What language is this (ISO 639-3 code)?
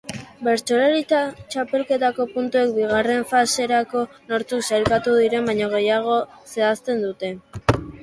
eus